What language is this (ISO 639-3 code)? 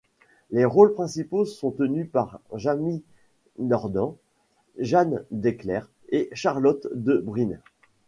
fra